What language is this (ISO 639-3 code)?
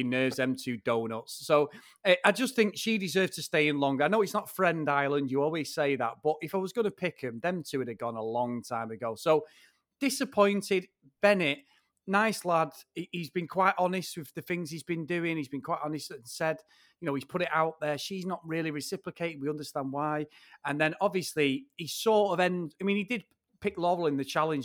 eng